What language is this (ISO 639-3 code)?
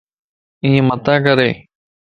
lss